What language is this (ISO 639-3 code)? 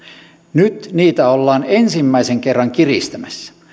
fin